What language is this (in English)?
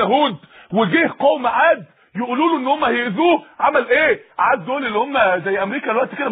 Arabic